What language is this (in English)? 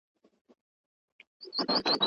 Pashto